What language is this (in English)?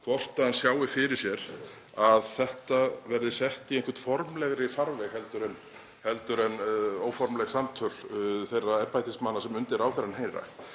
Icelandic